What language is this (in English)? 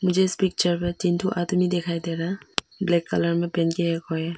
Hindi